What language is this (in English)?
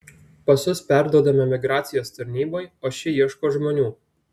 Lithuanian